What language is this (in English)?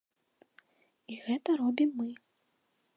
Belarusian